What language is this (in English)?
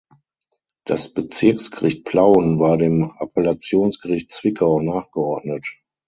German